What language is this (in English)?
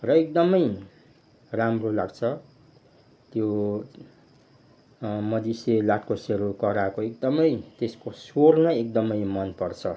Nepali